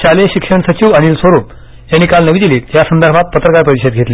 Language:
Marathi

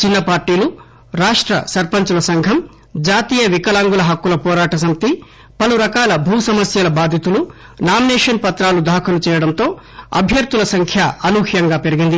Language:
Telugu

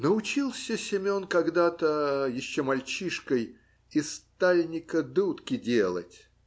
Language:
Russian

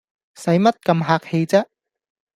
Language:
Cantonese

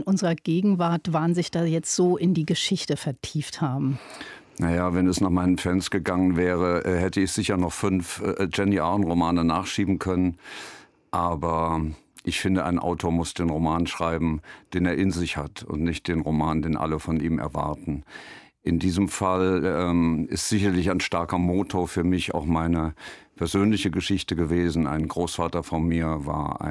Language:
German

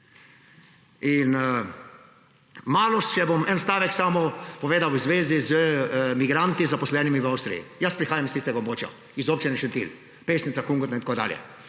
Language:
Slovenian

